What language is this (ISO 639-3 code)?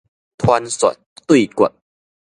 nan